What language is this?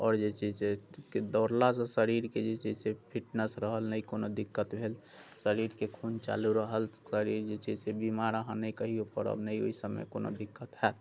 Maithili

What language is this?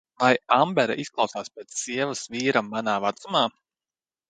Latvian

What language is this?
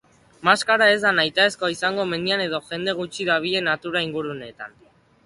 Basque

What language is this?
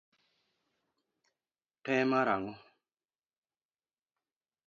Luo (Kenya and Tanzania)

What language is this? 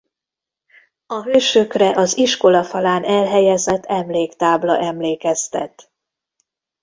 Hungarian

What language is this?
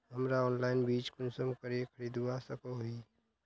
Magahi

